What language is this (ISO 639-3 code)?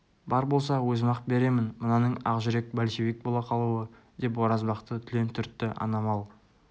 kaz